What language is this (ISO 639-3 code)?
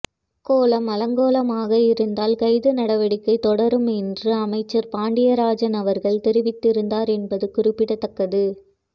tam